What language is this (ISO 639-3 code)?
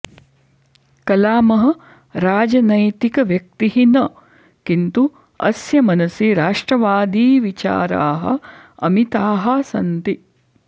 san